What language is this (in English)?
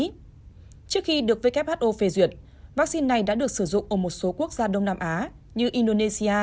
Vietnamese